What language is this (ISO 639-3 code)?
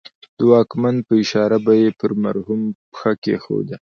pus